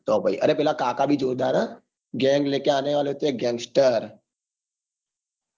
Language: Gujarati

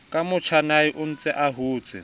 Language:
Southern Sotho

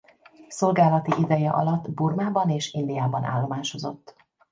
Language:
Hungarian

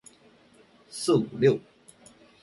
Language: Chinese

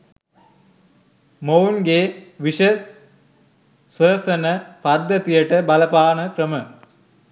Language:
Sinhala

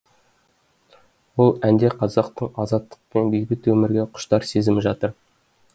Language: Kazakh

